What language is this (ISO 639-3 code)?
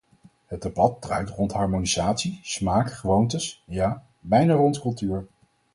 nld